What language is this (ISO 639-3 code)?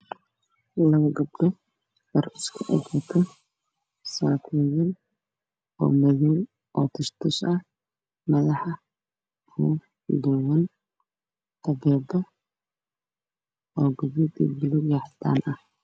som